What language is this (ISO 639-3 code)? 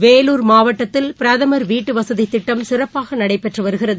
tam